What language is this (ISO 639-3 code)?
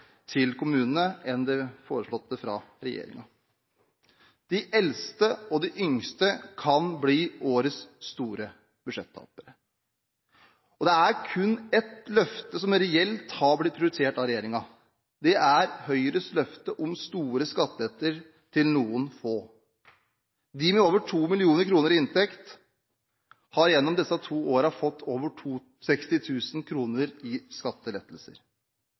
nob